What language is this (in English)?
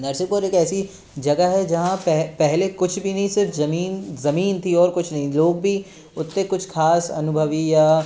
Hindi